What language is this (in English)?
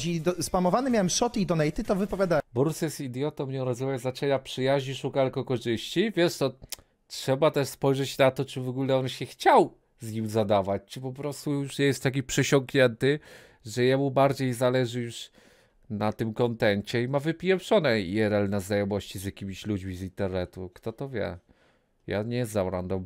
Polish